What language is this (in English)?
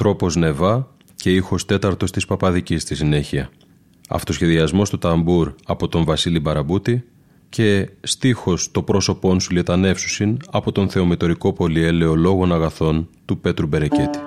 Greek